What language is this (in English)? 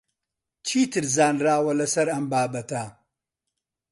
Central Kurdish